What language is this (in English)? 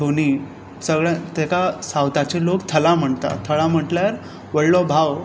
Konkani